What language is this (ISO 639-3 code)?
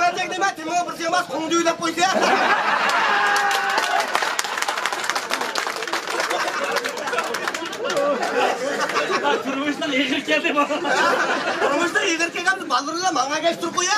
tur